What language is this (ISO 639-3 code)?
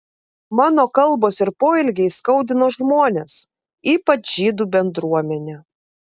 lit